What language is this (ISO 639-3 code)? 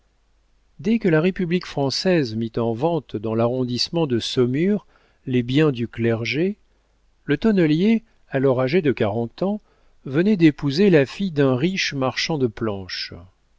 fra